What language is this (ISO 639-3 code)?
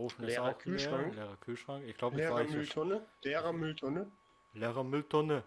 deu